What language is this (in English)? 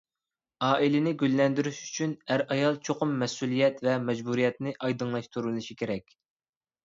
Uyghur